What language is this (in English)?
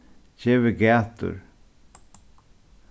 Faroese